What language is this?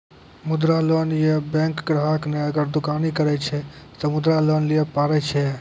Maithili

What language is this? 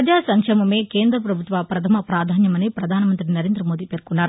Telugu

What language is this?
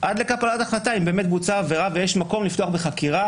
Hebrew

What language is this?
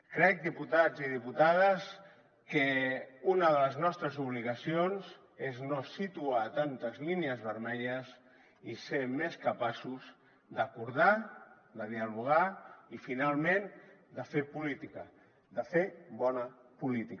Catalan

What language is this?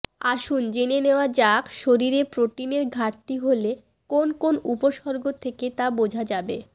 Bangla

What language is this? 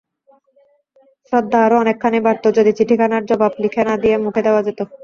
Bangla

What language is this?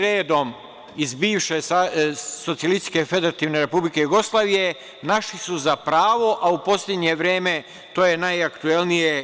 Serbian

